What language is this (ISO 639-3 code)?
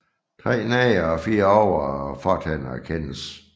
dan